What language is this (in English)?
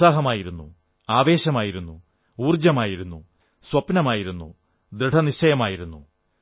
Malayalam